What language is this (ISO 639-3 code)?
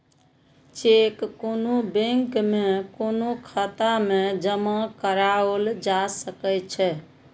mai